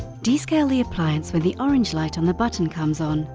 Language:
English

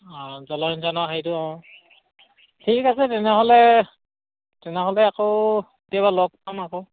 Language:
Assamese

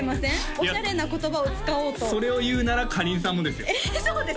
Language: Japanese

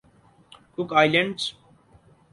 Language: Urdu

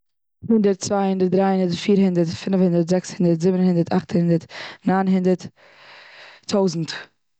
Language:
Yiddish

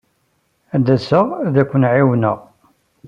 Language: Kabyle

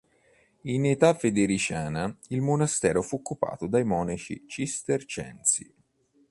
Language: Italian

